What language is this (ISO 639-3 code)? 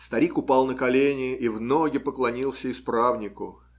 rus